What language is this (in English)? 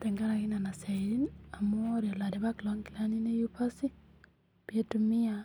Masai